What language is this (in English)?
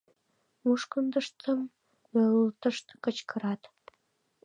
Mari